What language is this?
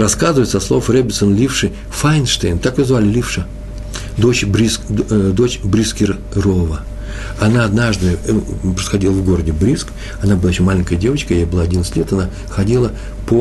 Russian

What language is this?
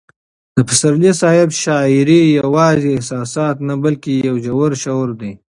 Pashto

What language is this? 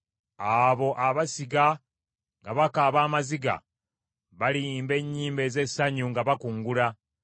Ganda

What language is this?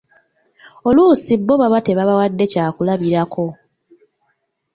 Ganda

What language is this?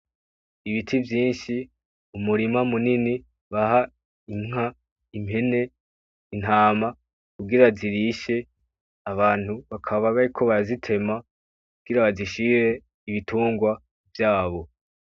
Rundi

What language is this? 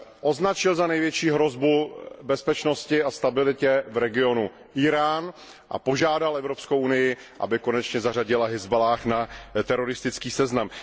Czech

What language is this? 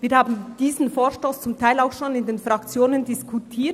Swiss German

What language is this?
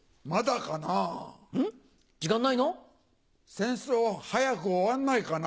Japanese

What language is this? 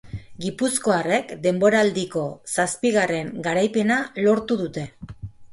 Basque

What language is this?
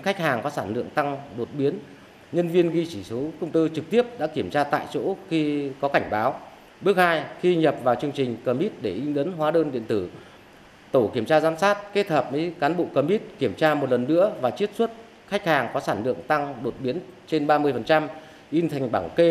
Vietnamese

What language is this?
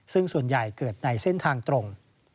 Thai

